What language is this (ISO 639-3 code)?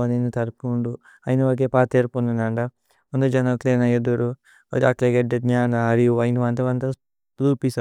tcy